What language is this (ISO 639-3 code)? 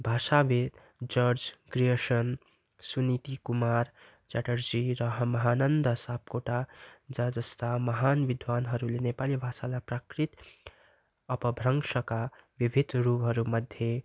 nep